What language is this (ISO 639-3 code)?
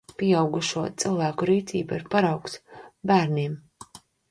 lav